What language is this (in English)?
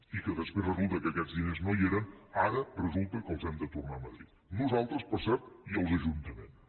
Catalan